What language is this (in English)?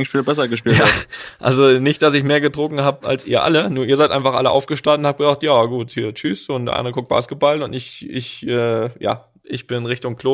German